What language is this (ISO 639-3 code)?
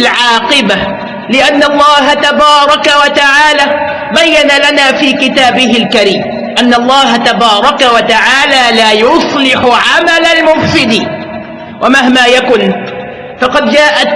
ara